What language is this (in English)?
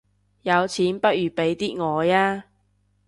Cantonese